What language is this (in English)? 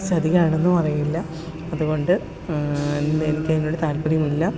Malayalam